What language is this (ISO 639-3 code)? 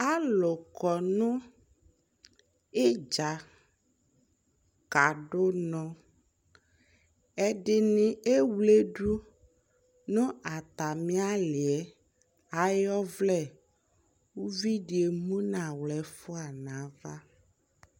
kpo